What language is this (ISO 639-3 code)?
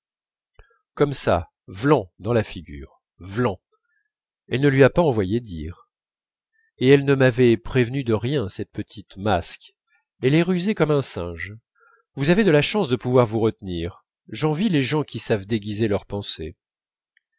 fra